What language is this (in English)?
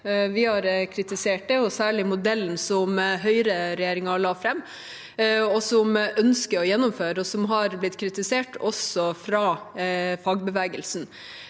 Norwegian